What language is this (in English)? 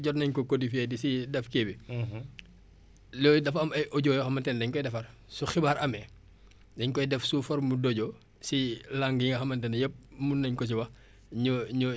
Wolof